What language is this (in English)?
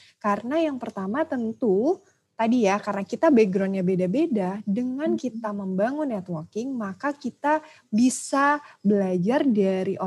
Indonesian